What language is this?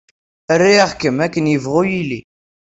Kabyle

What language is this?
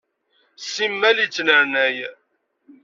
Kabyle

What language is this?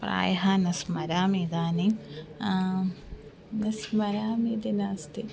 Sanskrit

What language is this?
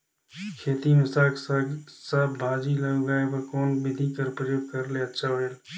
Chhattisgarhi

